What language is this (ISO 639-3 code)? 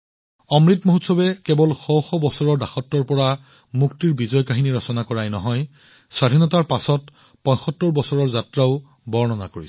asm